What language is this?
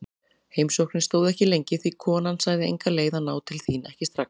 Icelandic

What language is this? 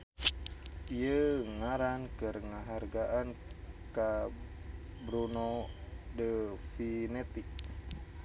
Sundanese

